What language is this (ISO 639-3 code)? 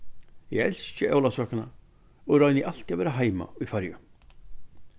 fao